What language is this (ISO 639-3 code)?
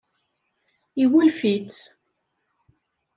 kab